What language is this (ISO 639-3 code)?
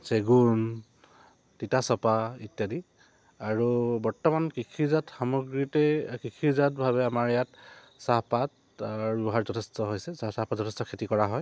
asm